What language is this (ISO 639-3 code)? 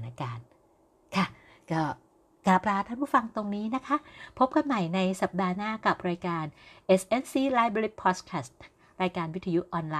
tha